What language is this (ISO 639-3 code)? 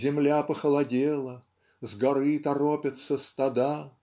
rus